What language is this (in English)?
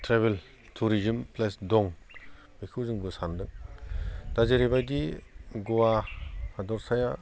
Bodo